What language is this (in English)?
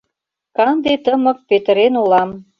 Mari